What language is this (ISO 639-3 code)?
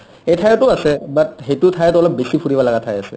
asm